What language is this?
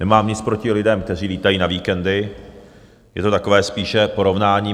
Czech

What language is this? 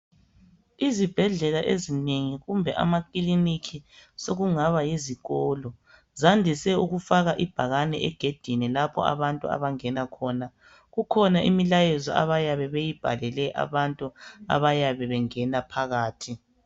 North Ndebele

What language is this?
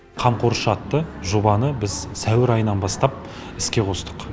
Kazakh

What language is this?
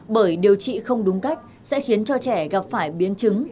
Vietnamese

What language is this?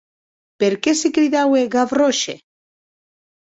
Occitan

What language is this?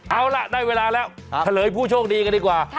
Thai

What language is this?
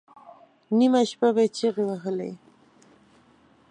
Pashto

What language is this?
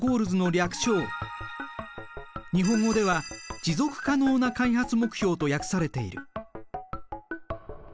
Japanese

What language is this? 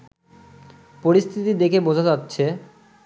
Bangla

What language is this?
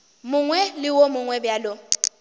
Northern Sotho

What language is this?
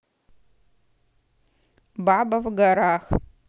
Russian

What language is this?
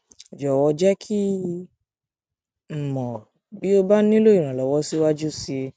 Yoruba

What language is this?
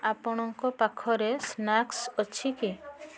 Odia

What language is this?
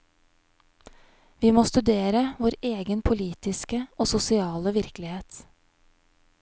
Norwegian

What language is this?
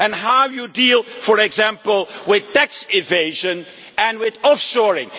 English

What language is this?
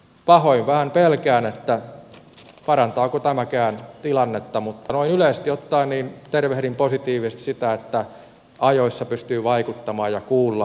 Finnish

